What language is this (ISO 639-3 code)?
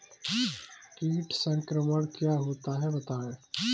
hin